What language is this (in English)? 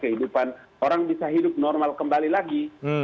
Indonesian